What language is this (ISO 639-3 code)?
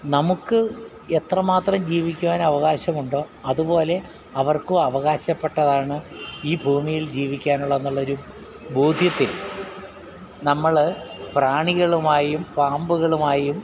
mal